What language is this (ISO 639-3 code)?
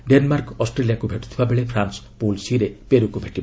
ori